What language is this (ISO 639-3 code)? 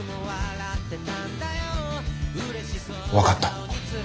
jpn